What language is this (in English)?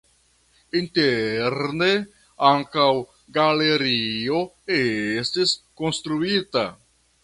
Esperanto